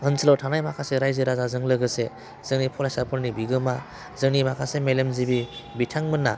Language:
Bodo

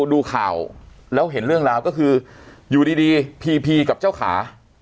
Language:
Thai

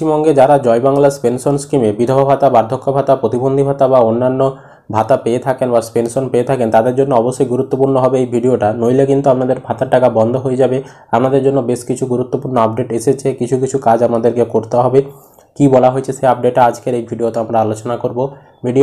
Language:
Hindi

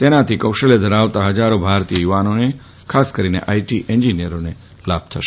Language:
Gujarati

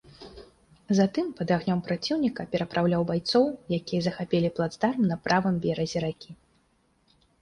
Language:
Belarusian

